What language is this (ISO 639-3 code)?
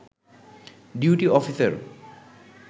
ben